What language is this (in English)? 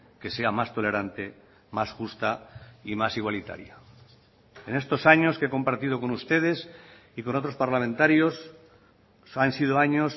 Spanish